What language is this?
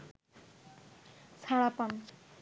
Bangla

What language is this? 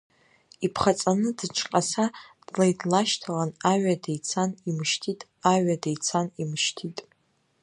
Abkhazian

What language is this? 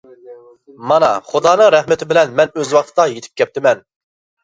Uyghur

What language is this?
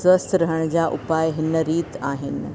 Sindhi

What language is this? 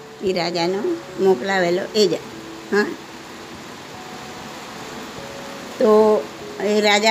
Gujarati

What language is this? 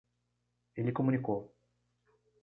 Portuguese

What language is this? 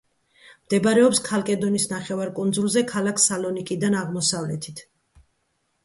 Georgian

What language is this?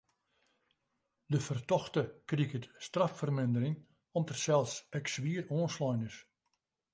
Western Frisian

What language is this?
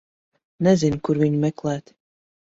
Latvian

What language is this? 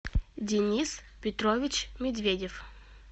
Russian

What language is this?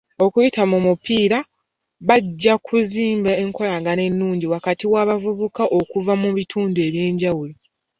Ganda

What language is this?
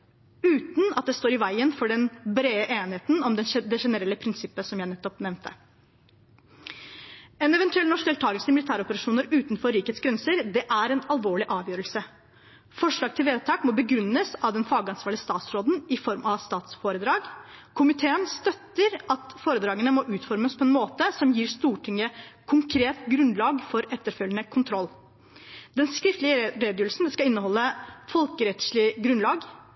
Norwegian Bokmål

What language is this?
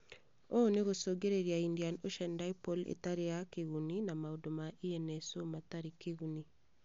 Kikuyu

